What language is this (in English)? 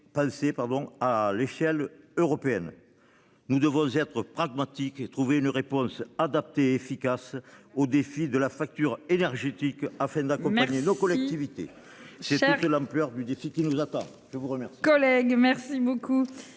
French